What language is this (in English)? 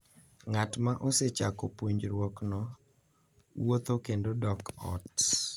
Luo (Kenya and Tanzania)